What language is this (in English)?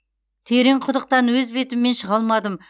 Kazakh